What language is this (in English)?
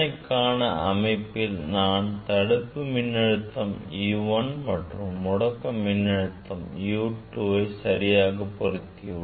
Tamil